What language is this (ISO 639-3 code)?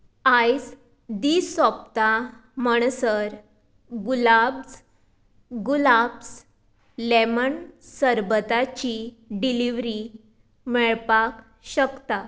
kok